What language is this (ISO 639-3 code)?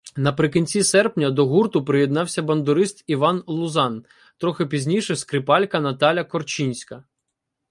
ukr